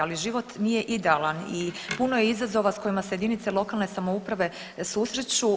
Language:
Croatian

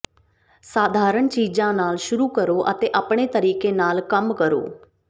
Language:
Punjabi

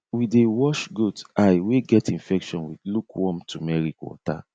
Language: Nigerian Pidgin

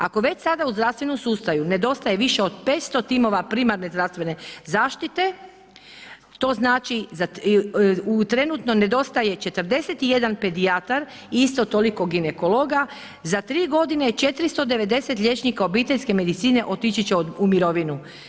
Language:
Croatian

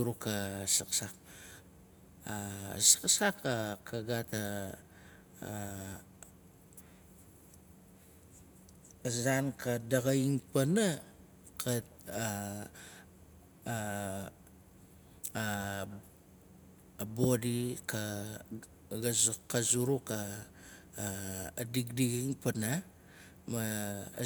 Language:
Nalik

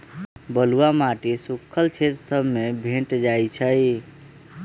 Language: Magahi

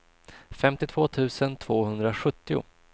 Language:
Swedish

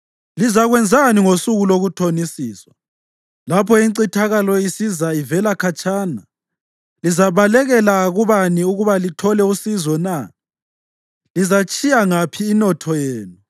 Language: North Ndebele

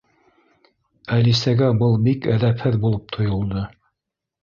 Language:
Bashkir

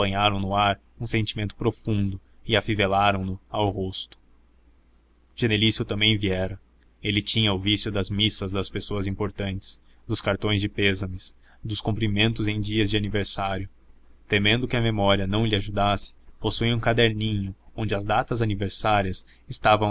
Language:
Portuguese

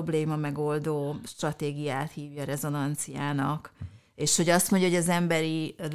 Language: Hungarian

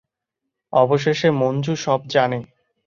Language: Bangla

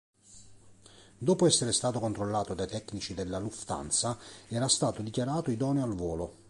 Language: Italian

